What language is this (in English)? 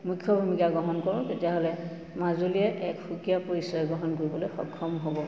Assamese